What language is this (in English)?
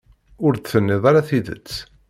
Kabyle